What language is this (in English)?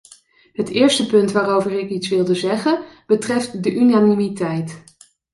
Dutch